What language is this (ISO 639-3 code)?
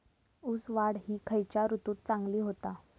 mar